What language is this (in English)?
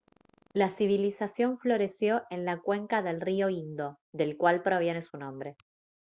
Spanish